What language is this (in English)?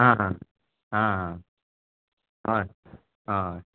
Konkani